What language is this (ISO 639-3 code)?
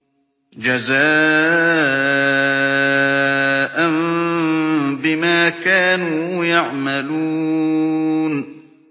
ara